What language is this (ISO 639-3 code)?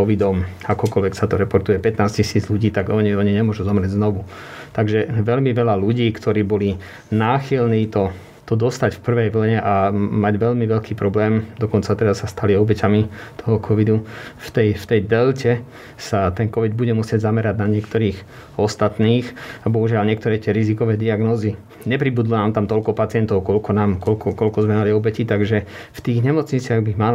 slk